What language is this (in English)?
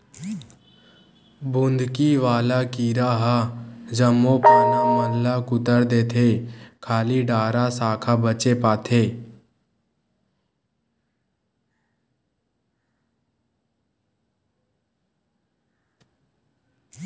Chhattisgarhi